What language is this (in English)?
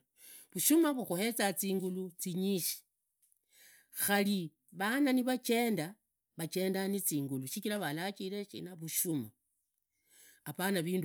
Idakho-Isukha-Tiriki